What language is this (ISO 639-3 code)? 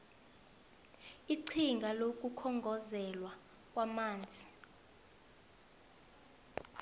nbl